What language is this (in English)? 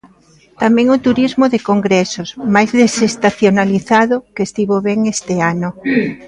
Galician